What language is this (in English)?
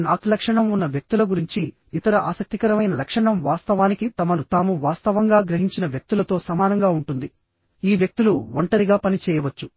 Telugu